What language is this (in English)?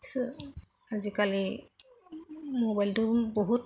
Bodo